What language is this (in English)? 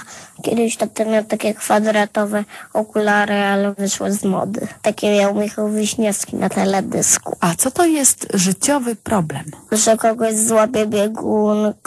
Polish